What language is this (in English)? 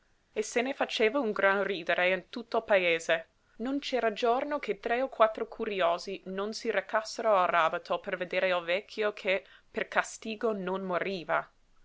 Italian